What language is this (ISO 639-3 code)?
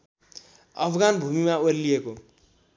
nep